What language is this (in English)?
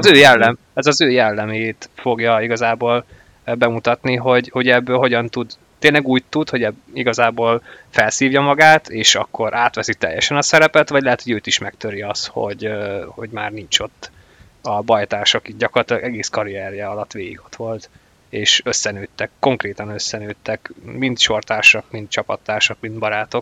Hungarian